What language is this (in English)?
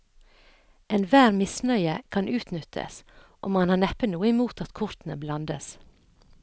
Norwegian